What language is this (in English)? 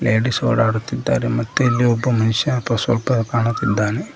Kannada